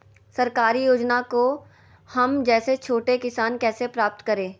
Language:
Magahi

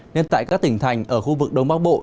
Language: Vietnamese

